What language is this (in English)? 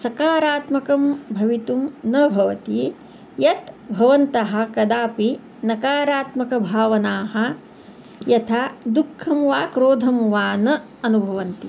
Sanskrit